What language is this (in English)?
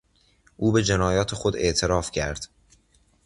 Persian